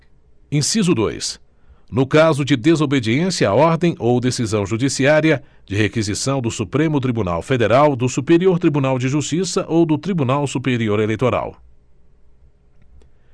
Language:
Portuguese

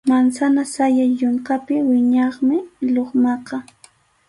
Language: Arequipa-La Unión Quechua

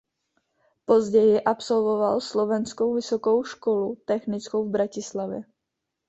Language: Czech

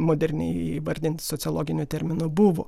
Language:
Lithuanian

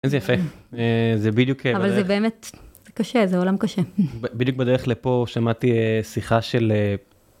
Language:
Hebrew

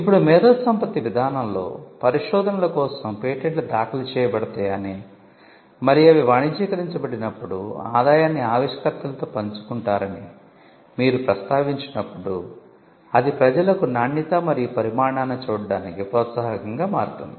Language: Telugu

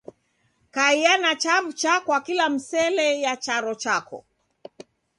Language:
Taita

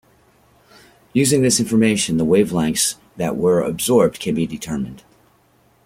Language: English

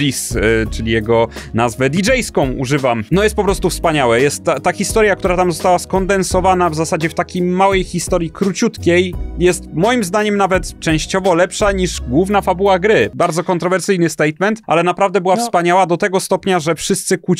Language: Polish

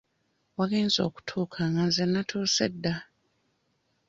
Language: Ganda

